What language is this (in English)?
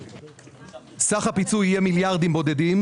Hebrew